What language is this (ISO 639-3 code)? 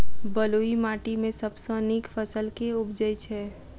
mai